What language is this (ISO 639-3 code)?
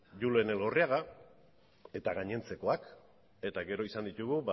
eus